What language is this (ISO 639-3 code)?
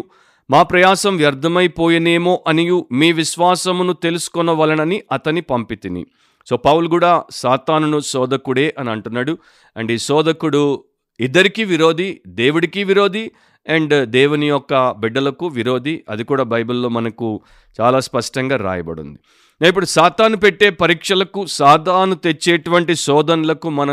tel